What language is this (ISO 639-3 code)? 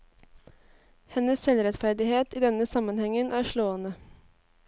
nor